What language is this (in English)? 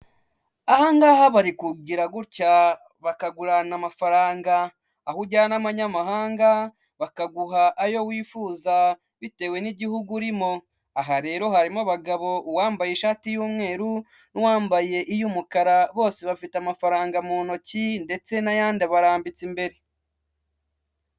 Kinyarwanda